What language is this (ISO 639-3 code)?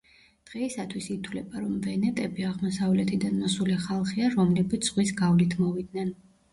kat